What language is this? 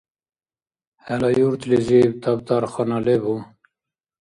Dargwa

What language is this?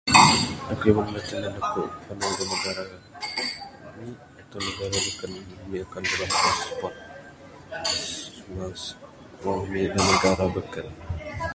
Bukar-Sadung Bidayuh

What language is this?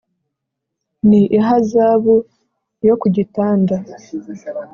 Kinyarwanda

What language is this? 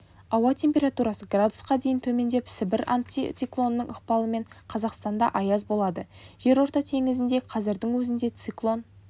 Kazakh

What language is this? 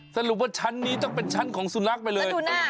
Thai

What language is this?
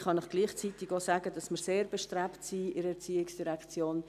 Swiss German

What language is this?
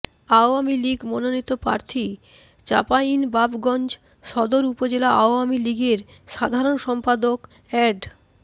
Bangla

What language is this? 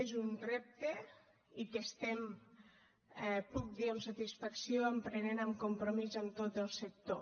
Catalan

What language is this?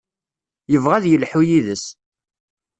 Kabyle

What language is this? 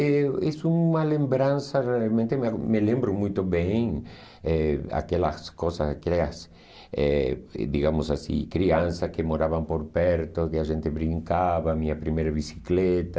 Portuguese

